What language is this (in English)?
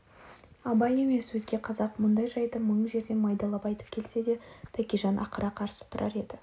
Kazakh